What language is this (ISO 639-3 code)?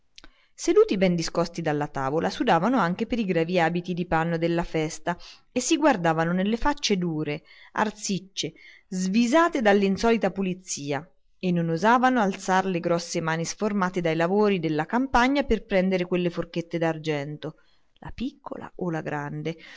ita